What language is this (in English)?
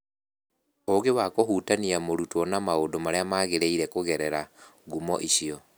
Kikuyu